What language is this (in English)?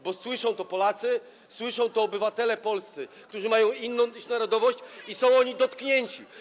Polish